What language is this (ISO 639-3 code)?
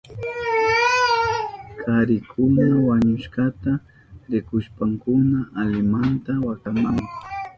qup